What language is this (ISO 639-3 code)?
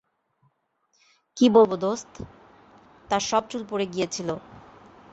ben